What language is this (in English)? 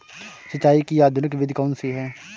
Hindi